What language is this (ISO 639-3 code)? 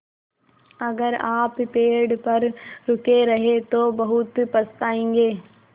hin